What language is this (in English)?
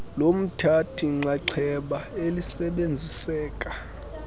Xhosa